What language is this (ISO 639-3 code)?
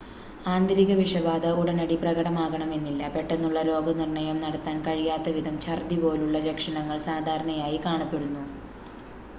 mal